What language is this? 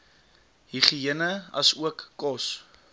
Afrikaans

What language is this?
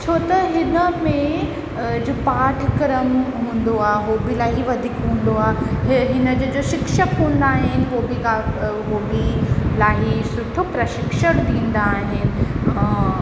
Sindhi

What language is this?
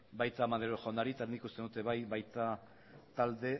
Basque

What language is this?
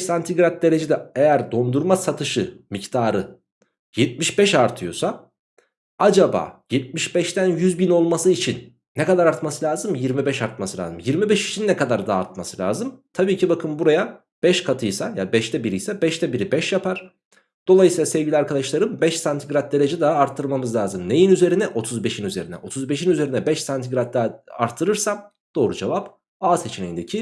Turkish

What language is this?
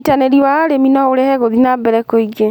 Kikuyu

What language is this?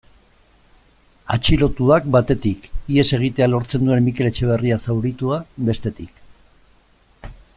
Basque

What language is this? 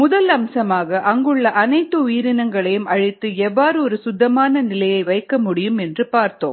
Tamil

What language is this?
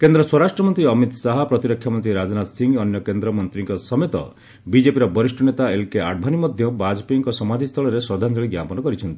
Odia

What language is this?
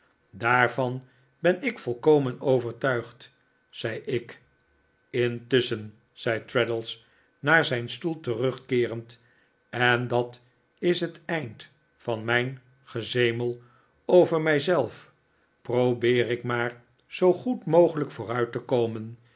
Dutch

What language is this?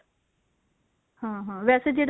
Punjabi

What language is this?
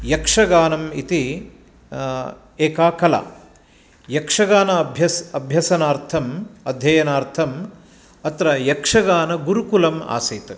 Sanskrit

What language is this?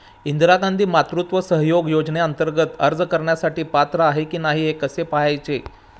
Marathi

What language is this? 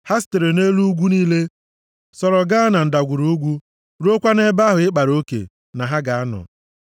Igbo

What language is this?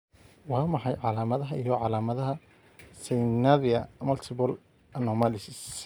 Somali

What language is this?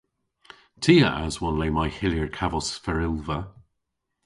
Cornish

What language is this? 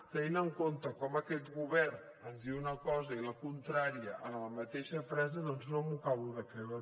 Catalan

